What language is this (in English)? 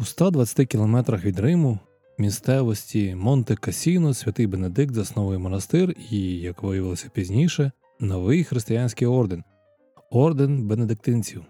Ukrainian